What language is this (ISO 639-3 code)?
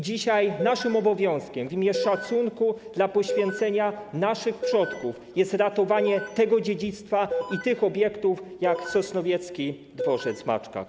pol